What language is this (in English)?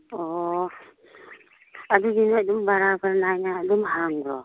Manipuri